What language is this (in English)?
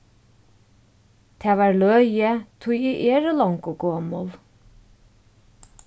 Faroese